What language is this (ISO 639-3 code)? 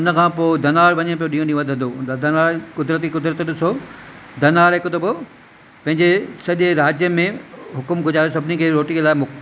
snd